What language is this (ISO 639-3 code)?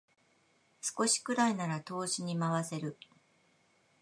jpn